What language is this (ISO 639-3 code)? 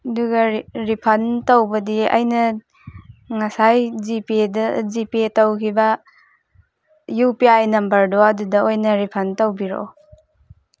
mni